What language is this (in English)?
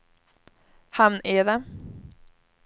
Swedish